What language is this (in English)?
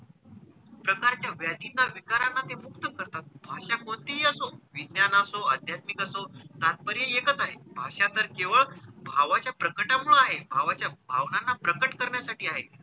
Marathi